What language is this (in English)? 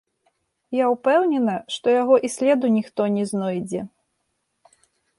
Belarusian